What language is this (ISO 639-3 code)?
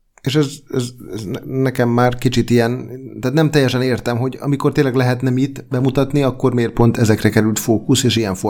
hun